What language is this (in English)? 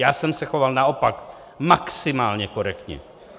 Czech